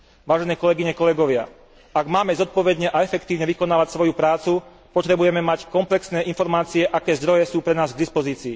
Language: Slovak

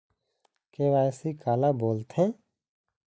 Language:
Chhattisgarhi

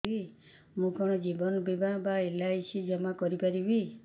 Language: Odia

